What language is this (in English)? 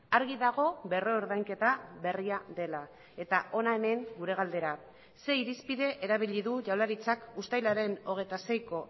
Basque